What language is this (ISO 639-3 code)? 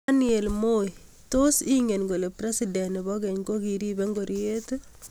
kln